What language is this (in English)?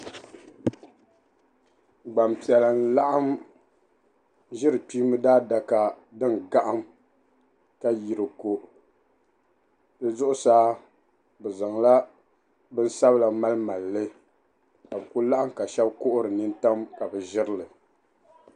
Dagbani